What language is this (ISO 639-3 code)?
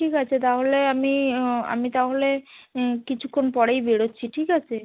ben